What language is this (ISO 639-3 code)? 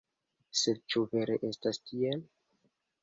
epo